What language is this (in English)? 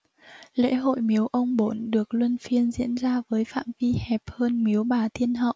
Vietnamese